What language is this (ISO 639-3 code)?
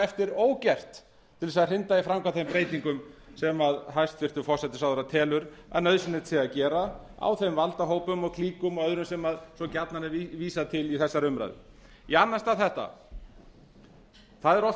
isl